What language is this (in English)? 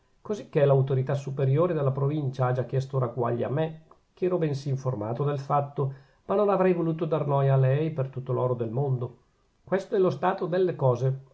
Italian